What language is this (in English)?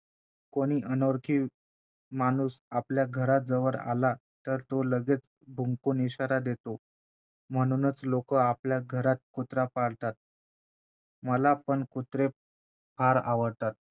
Marathi